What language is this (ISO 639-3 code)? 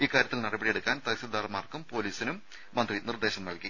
mal